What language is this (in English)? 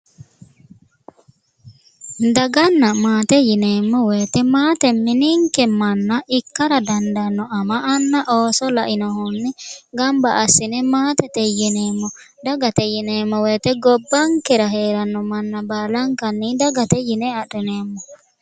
Sidamo